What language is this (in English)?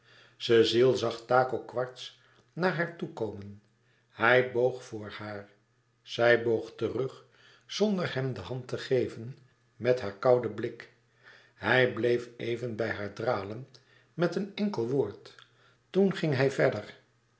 Dutch